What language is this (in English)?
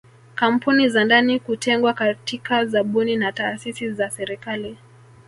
Swahili